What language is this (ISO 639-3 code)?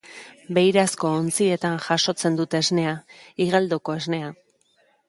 eus